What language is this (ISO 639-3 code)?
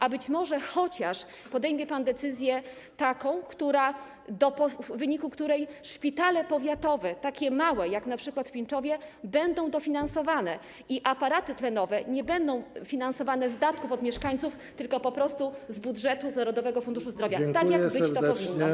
pol